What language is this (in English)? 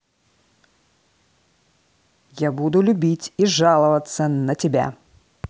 Russian